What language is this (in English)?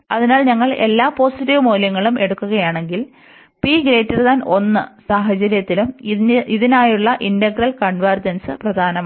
Malayalam